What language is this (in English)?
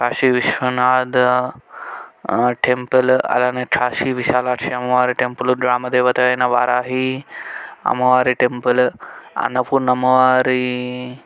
Telugu